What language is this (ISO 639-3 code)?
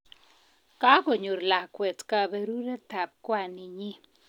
kln